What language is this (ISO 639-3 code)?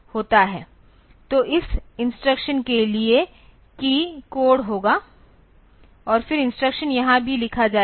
hin